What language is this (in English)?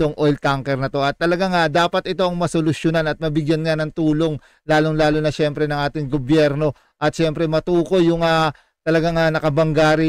Filipino